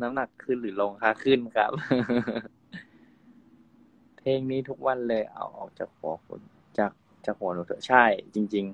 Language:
Thai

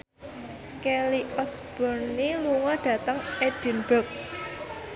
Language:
Javanese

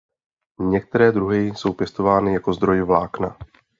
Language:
Czech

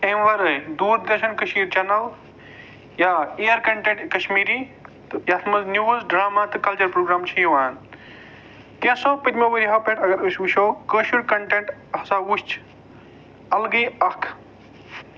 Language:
Kashmiri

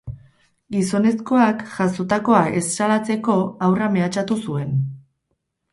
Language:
Basque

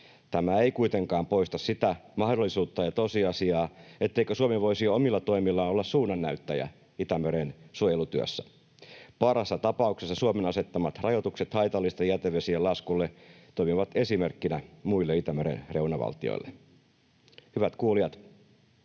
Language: Finnish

